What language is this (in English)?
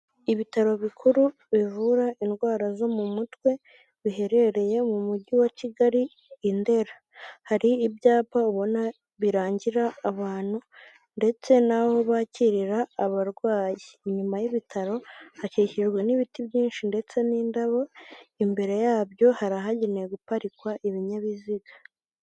Kinyarwanda